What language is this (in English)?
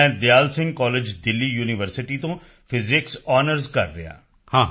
Punjabi